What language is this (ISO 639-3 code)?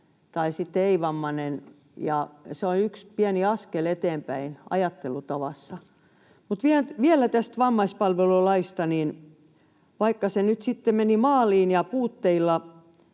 fin